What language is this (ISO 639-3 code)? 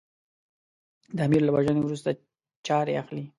pus